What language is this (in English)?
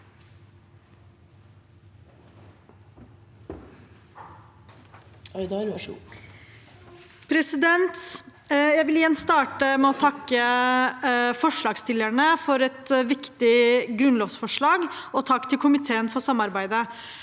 Norwegian